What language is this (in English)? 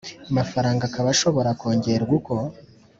Kinyarwanda